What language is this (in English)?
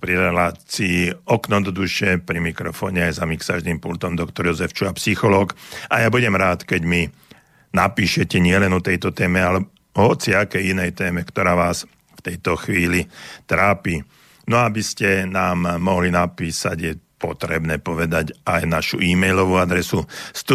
Slovak